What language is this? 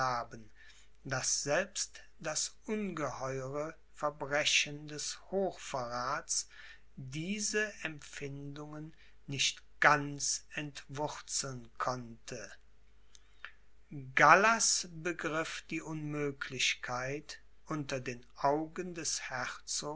German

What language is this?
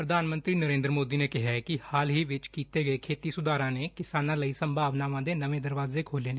Punjabi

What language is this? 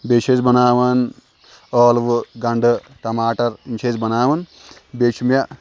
Kashmiri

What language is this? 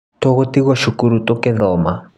Kikuyu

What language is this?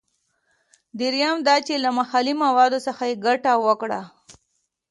Pashto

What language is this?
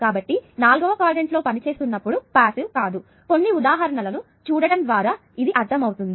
Telugu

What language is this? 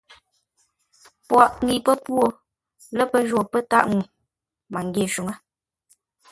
Ngombale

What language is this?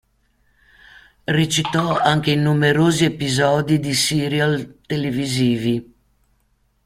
Italian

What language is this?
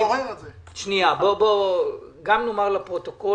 Hebrew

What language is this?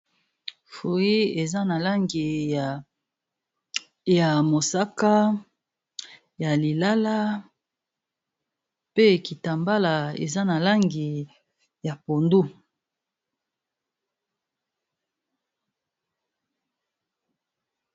Lingala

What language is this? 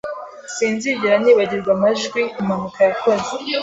Kinyarwanda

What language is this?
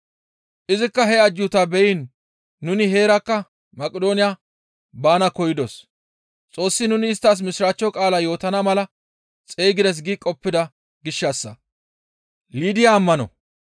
Gamo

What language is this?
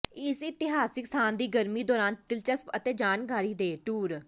Punjabi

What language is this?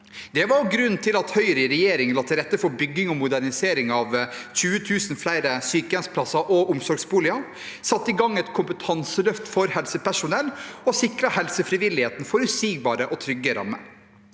Norwegian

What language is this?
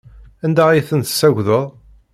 Kabyle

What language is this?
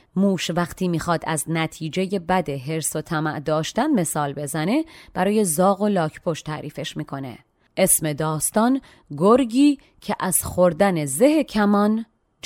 Persian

